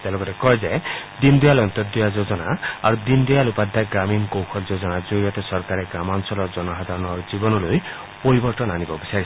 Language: Assamese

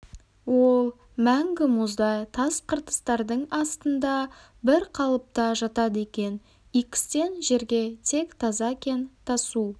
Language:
Kazakh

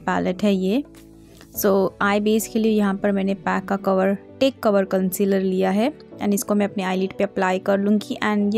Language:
Hindi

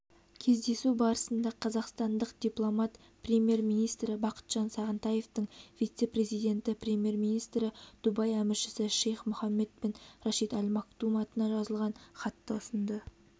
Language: Kazakh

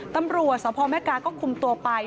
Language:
Thai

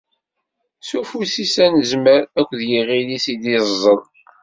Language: Kabyle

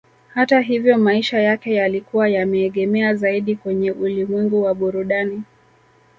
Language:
Swahili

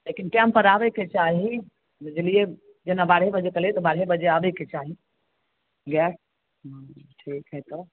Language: Maithili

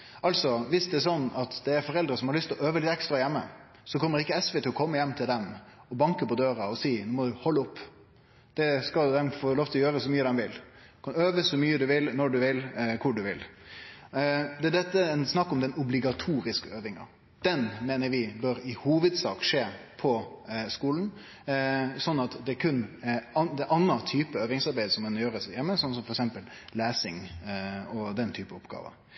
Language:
Norwegian Nynorsk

